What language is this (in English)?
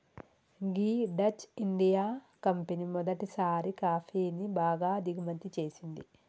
Telugu